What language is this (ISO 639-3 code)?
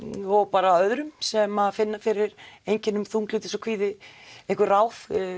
isl